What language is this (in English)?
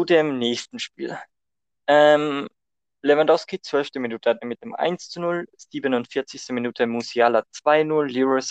German